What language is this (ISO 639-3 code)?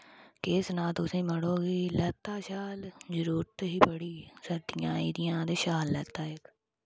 doi